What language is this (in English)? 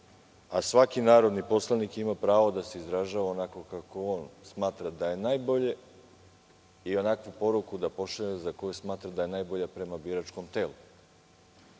Serbian